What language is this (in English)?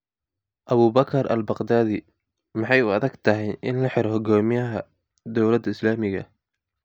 Somali